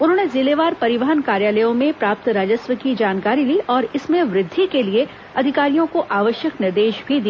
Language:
Hindi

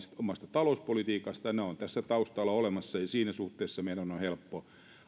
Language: Finnish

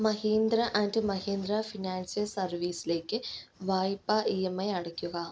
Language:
Malayalam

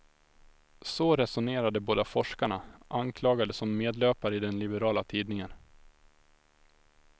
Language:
Swedish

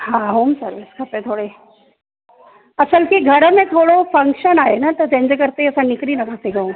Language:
Sindhi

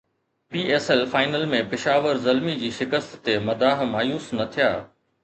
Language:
Sindhi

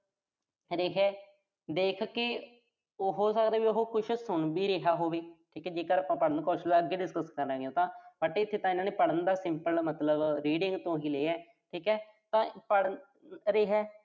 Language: Punjabi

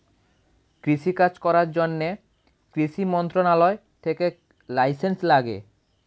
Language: Bangla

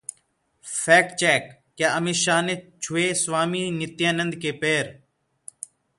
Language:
Hindi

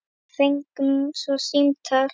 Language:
Icelandic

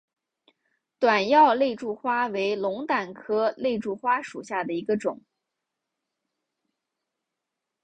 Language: Chinese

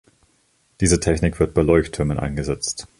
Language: German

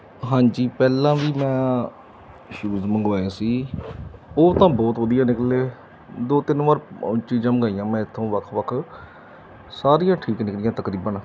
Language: Punjabi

